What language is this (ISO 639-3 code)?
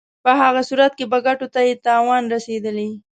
pus